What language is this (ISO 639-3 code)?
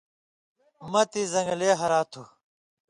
mvy